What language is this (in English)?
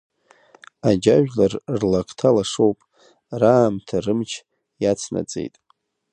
Abkhazian